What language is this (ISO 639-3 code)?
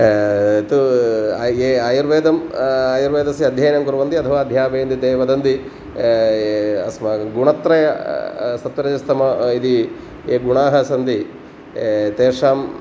san